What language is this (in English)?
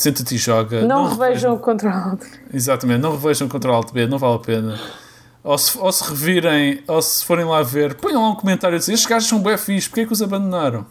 Portuguese